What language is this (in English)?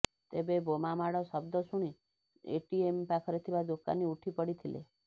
Odia